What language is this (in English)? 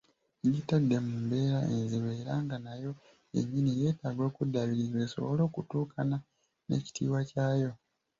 Ganda